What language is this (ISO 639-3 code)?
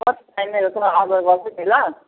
nep